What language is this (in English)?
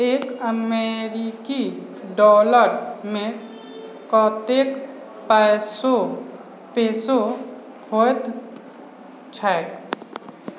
Maithili